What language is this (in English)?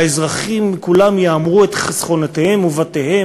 Hebrew